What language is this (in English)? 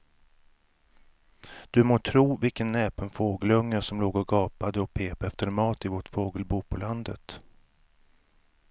Swedish